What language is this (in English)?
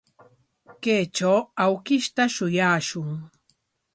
Corongo Ancash Quechua